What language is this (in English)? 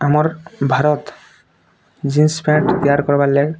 Odia